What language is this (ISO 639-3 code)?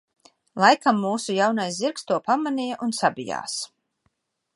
lav